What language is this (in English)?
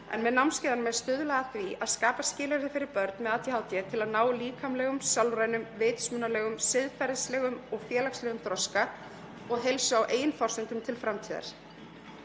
Icelandic